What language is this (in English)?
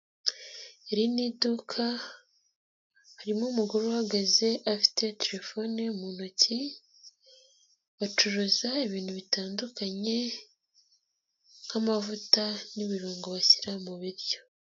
Kinyarwanda